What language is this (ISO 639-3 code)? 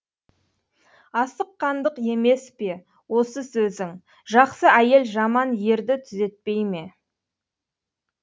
kaz